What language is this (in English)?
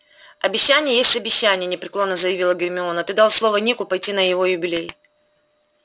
Russian